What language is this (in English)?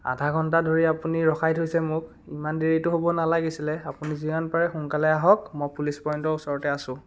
Assamese